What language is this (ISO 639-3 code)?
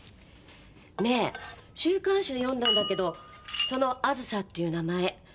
jpn